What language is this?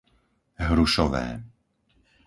Slovak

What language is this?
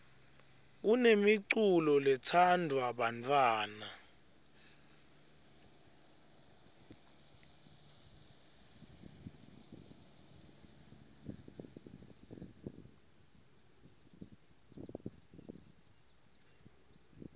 Swati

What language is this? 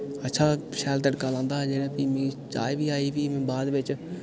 Dogri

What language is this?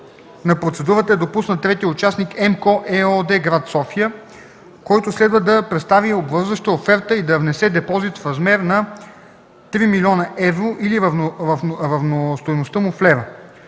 Bulgarian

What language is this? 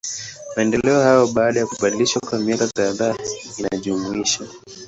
Swahili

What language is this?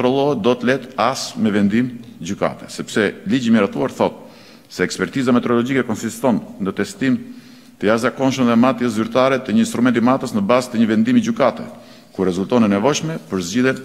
Romanian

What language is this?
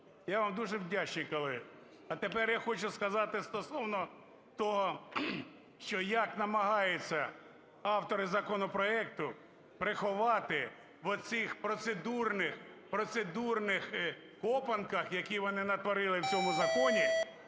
Ukrainian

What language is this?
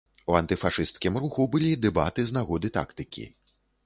Belarusian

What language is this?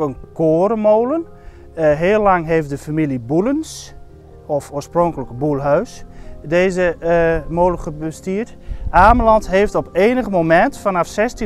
Dutch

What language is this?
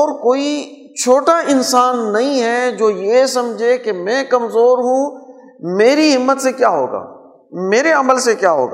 Urdu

